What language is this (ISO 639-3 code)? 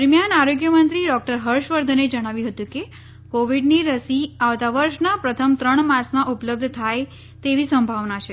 guj